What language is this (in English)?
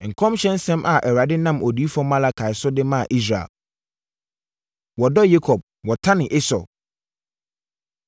Akan